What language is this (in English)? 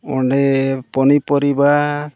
Santali